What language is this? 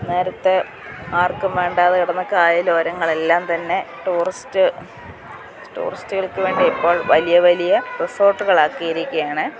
Malayalam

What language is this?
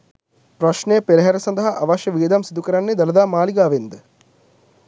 Sinhala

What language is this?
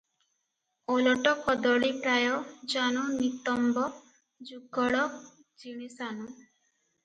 Odia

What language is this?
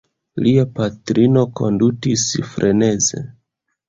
Esperanto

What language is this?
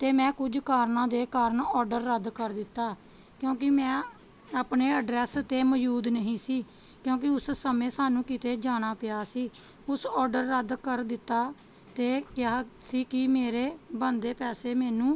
Punjabi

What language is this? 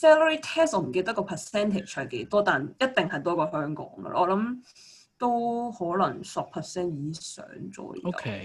Chinese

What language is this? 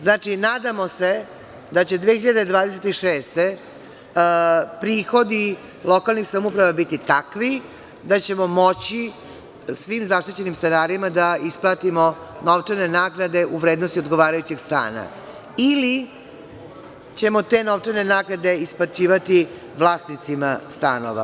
Serbian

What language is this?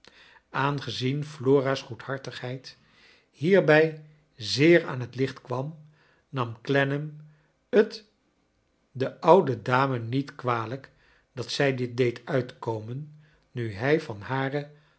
Dutch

